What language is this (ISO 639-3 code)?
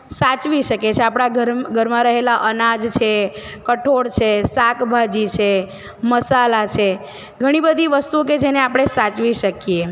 guj